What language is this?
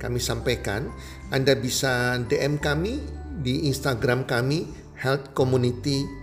Indonesian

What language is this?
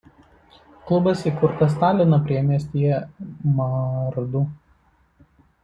Lithuanian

